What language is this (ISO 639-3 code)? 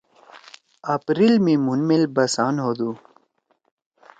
trw